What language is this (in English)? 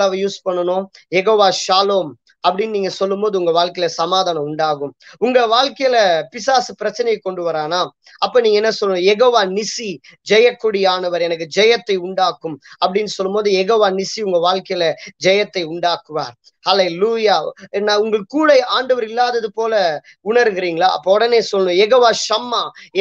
Vietnamese